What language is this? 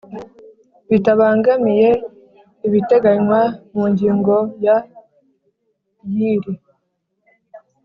Kinyarwanda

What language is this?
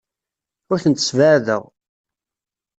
Kabyle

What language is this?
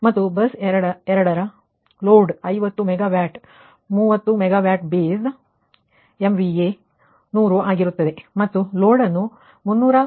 Kannada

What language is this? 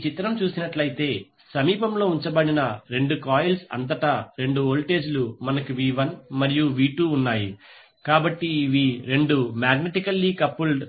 Telugu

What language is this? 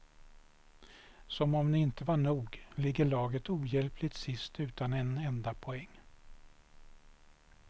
Swedish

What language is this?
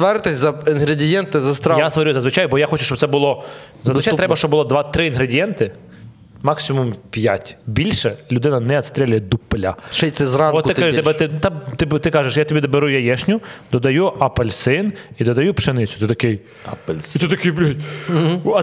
Ukrainian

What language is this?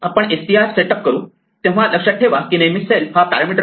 Marathi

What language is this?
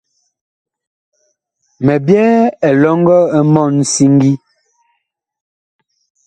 Bakoko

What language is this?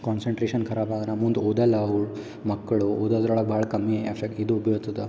Kannada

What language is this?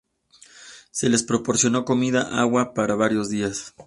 Spanish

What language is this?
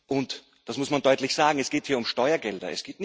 German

